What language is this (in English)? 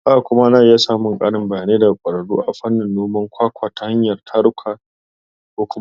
Hausa